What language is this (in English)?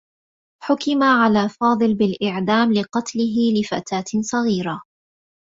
Arabic